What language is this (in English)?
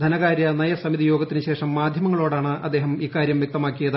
Malayalam